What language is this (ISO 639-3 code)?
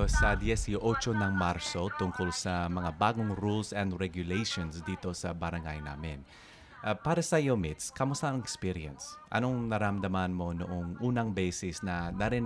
fil